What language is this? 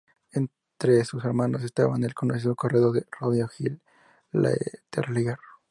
Spanish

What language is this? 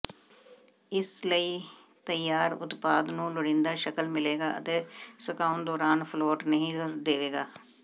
Punjabi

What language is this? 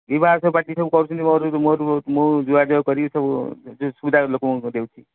Odia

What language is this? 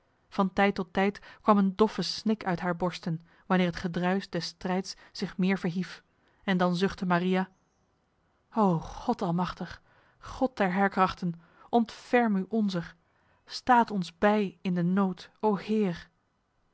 Dutch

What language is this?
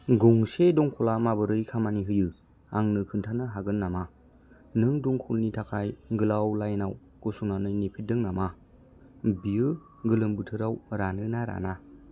Bodo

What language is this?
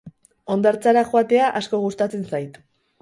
Basque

